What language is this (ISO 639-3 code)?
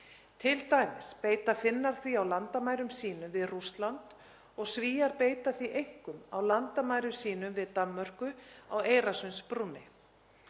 isl